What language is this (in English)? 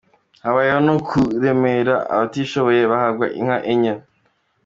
Kinyarwanda